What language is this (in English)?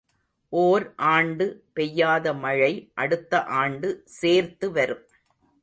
Tamil